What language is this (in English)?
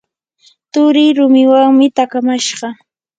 Yanahuanca Pasco Quechua